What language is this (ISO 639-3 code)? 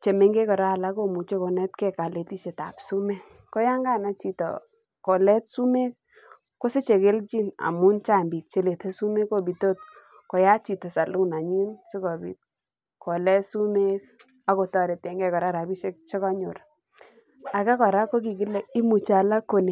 kln